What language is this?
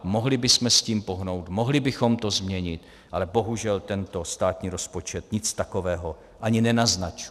Czech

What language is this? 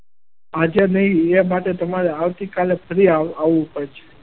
Gujarati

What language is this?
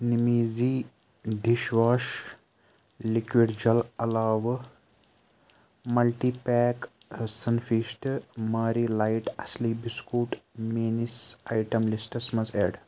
Kashmiri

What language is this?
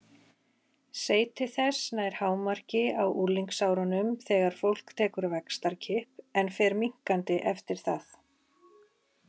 Icelandic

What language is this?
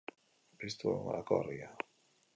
Basque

